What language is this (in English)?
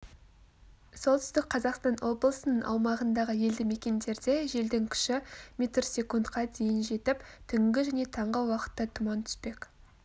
Kazakh